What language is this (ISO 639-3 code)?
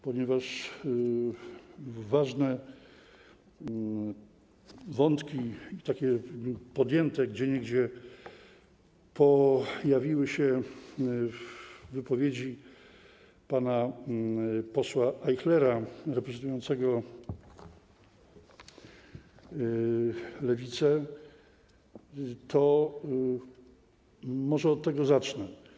pol